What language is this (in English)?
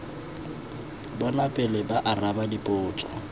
Tswana